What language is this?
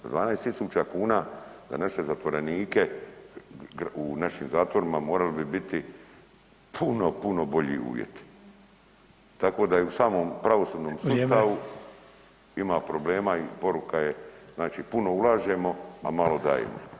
Croatian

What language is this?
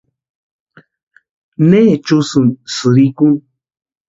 Western Highland Purepecha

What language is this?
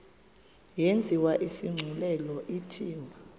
Xhosa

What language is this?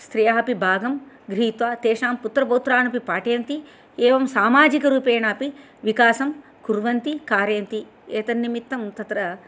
Sanskrit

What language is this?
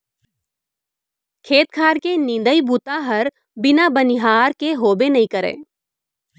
Chhattisgarhi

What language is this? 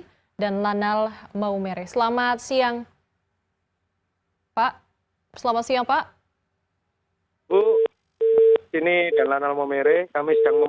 Indonesian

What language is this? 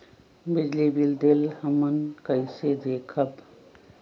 Magahi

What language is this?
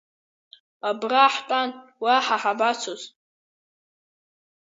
Abkhazian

